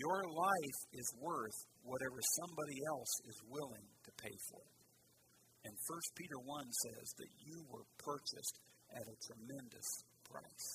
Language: English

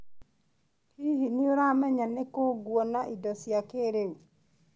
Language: Kikuyu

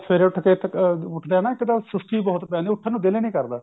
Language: Punjabi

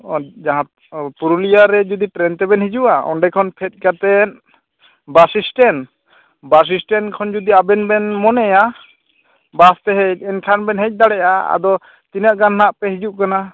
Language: Santali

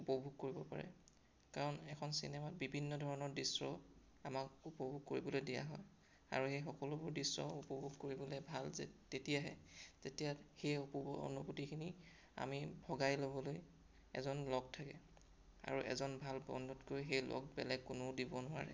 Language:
Assamese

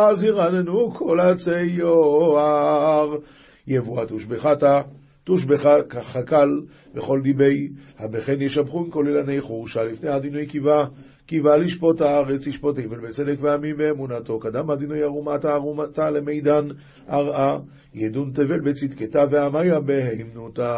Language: Hebrew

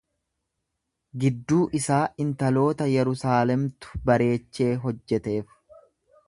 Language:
Oromo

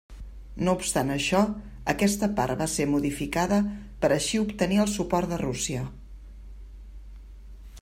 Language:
Catalan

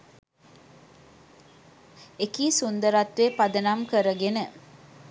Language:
Sinhala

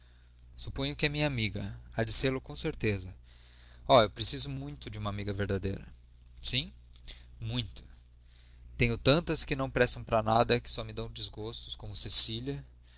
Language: Portuguese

